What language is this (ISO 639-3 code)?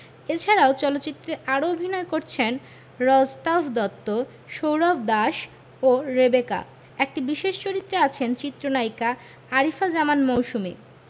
ben